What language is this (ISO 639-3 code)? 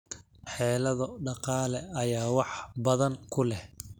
som